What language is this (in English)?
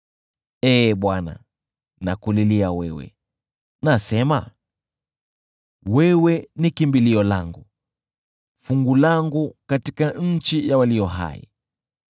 Swahili